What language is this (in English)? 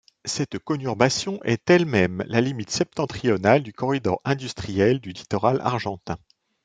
French